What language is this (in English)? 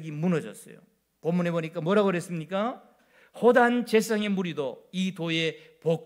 Korean